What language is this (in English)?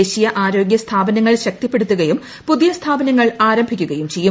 Malayalam